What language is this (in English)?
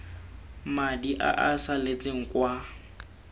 Tswana